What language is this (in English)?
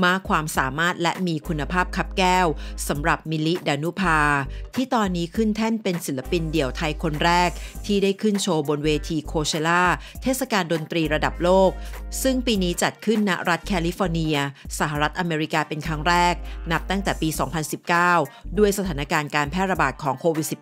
Thai